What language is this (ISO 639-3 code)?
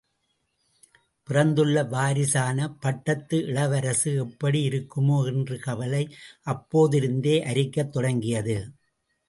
tam